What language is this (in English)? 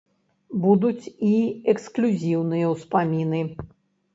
Belarusian